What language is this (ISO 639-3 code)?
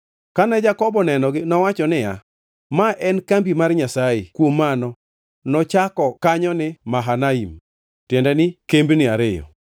luo